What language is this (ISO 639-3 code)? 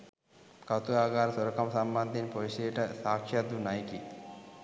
sin